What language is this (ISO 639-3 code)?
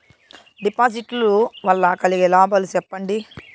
tel